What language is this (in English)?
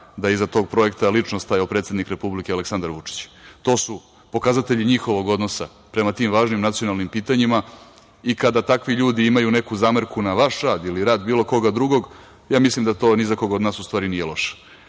Serbian